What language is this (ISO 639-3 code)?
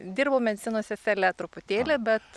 lit